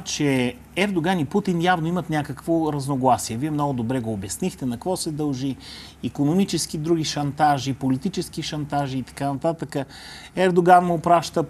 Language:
Bulgarian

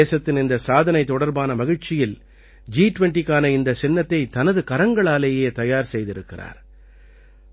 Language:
Tamil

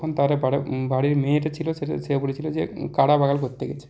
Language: Bangla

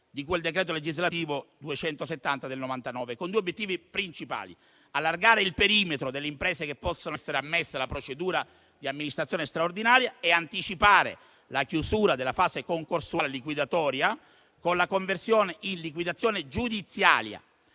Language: Italian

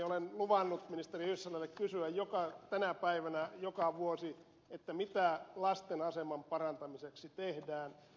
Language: Finnish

